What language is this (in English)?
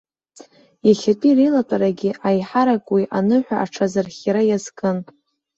Abkhazian